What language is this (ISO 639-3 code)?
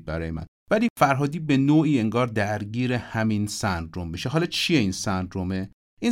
fas